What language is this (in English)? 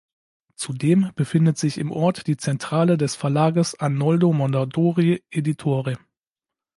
German